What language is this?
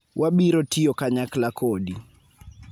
Luo (Kenya and Tanzania)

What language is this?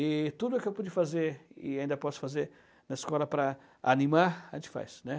Portuguese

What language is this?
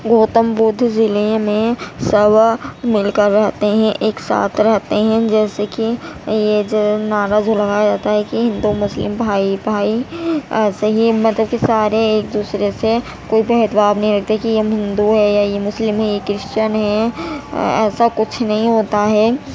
Urdu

